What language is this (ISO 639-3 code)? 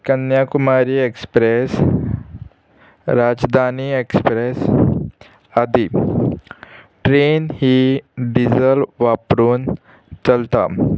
kok